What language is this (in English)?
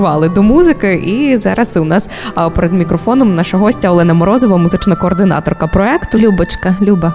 Ukrainian